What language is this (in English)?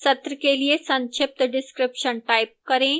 Hindi